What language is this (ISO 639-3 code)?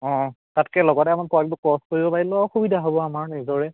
asm